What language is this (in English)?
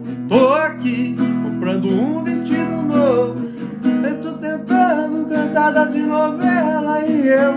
Portuguese